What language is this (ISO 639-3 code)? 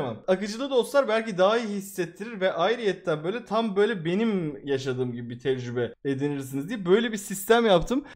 tur